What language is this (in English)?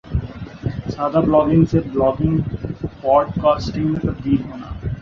Urdu